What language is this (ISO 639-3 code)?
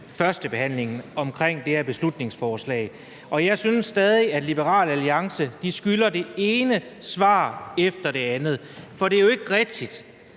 dan